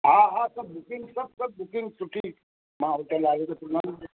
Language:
Sindhi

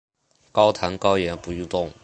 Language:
Chinese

